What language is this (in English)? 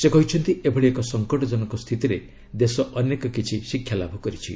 Odia